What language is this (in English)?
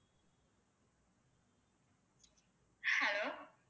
Tamil